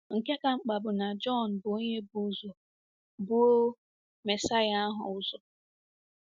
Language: Igbo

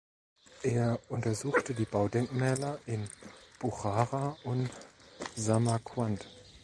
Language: German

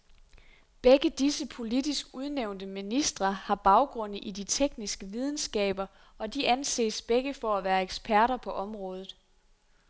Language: Danish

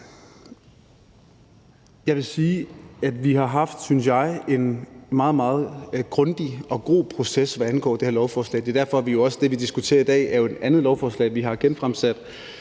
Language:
Danish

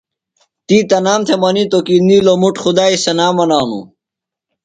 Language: Phalura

